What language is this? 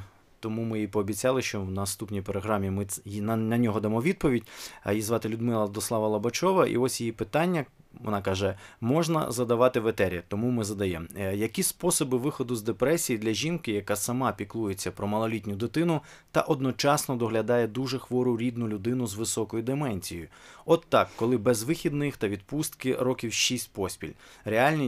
Ukrainian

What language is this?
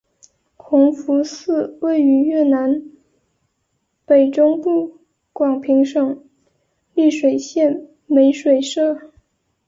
Chinese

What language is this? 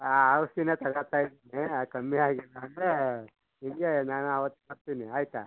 Kannada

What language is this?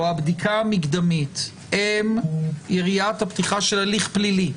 Hebrew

